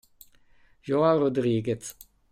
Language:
Italian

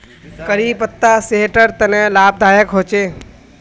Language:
Magahi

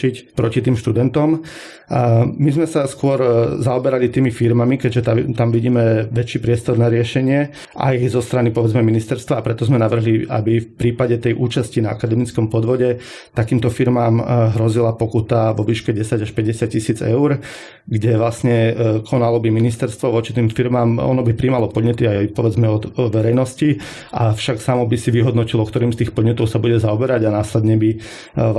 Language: Slovak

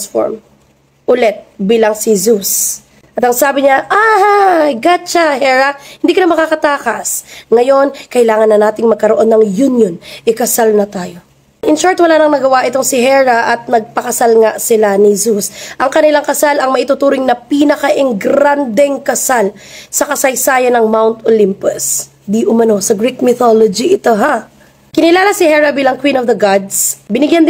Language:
Filipino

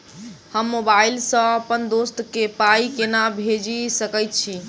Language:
Maithili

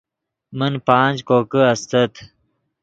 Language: Yidgha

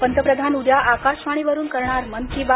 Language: Marathi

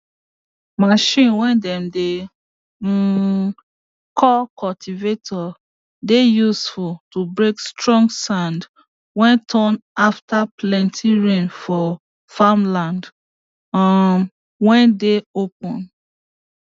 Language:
Nigerian Pidgin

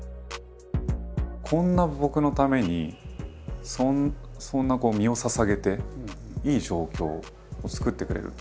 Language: Japanese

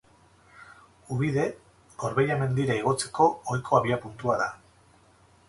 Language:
Basque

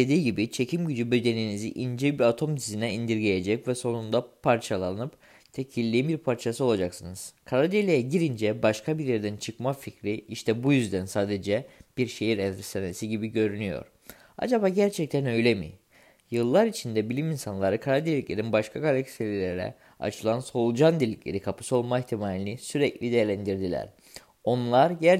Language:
Turkish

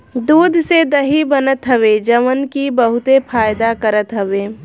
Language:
Bhojpuri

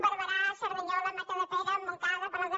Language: Catalan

